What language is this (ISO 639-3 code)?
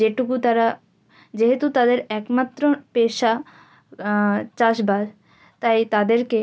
ben